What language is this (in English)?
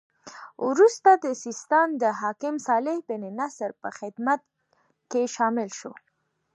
Pashto